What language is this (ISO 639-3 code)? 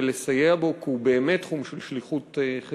heb